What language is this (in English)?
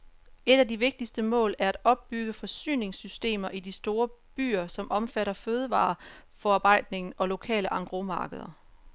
Danish